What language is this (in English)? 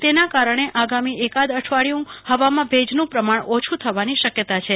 Gujarati